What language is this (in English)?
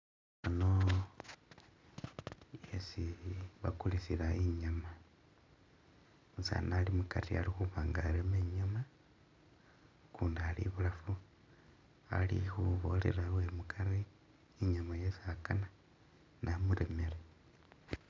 Masaaba